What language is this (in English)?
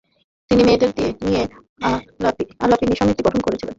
Bangla